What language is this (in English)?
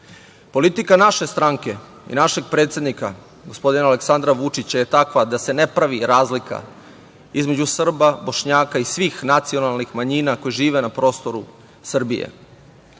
Serbian